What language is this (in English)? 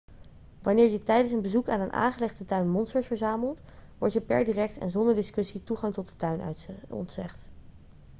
Dutch